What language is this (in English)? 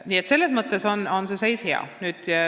Estonian